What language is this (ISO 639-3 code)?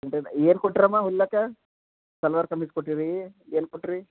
kan